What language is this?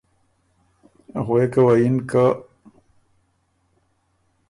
Ormuri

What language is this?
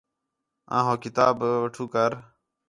Khetrani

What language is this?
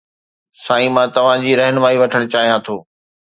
Sindhi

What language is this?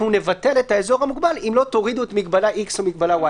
Hebrew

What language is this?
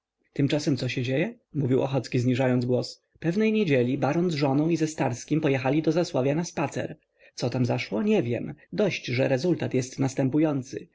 Polish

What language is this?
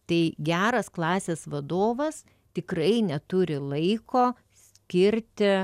Lithuanian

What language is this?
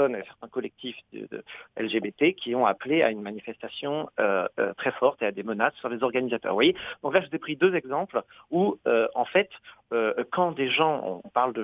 French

